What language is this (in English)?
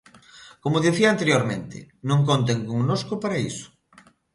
Galician